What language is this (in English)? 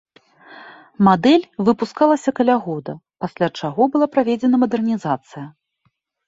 Belarusian